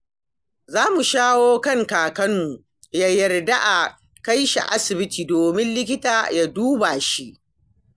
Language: Hausa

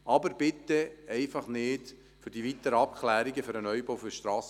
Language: Swiss German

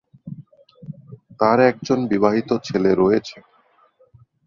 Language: Bangla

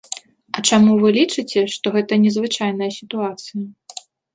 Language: Belarusian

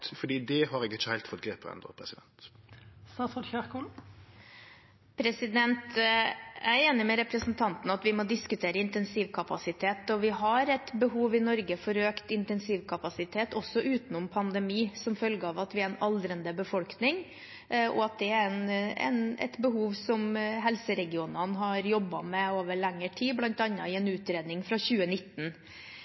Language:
Norwegian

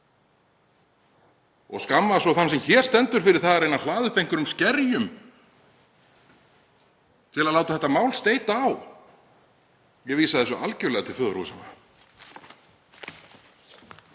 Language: Icelandic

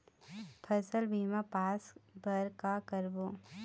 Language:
Chhattisgarhi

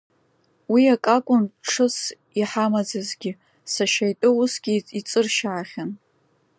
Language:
Abkhazian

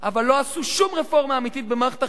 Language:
Hebrew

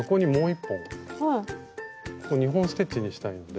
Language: Japanese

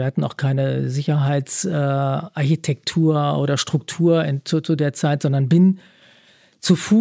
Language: German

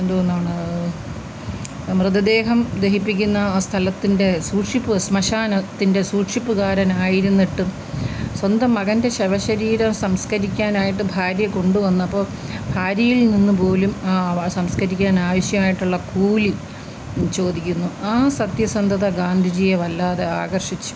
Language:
Malayalam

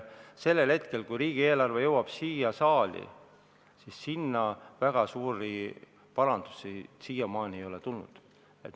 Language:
Estonian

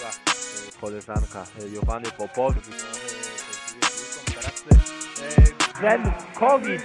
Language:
Polish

